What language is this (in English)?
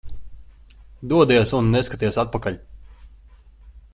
Latvian